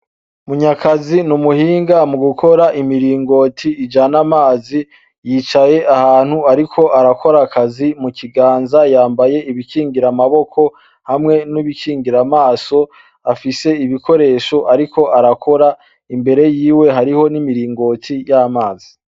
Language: Rundi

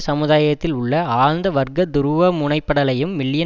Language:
Tamil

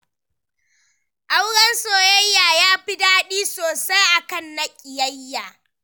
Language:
Hausa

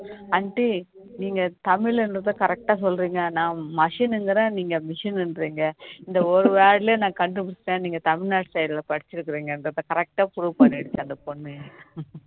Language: Tamil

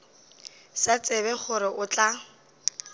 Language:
Northern Sotho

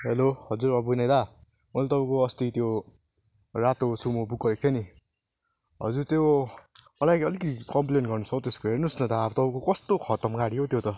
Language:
Nepali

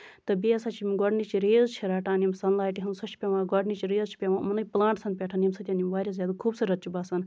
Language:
Kashmiri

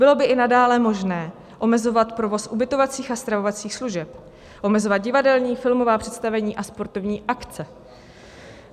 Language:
Czech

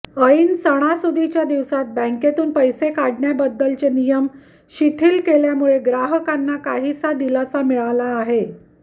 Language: Marathi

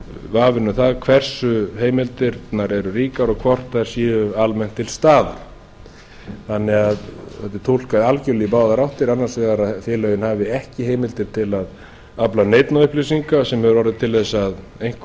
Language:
Icelandic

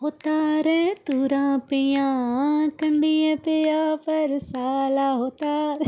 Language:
Dogri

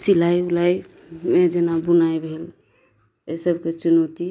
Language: Maithili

